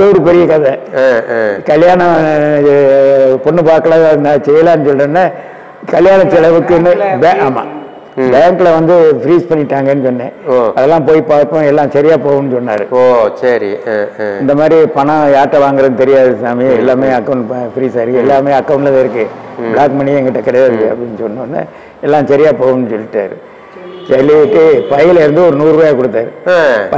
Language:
Thai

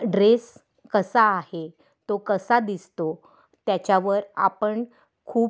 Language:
Marathi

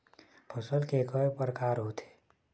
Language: Chhattisgarhi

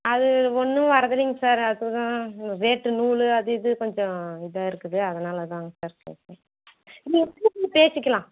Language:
Tamil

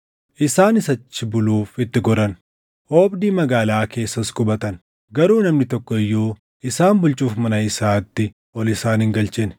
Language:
Oromo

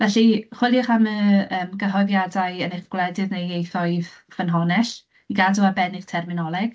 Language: Welsh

